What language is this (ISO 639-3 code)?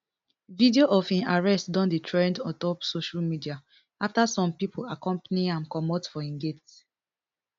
pcm